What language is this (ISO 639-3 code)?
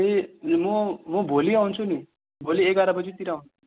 nep